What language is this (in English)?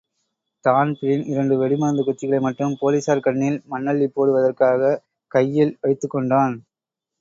Tamil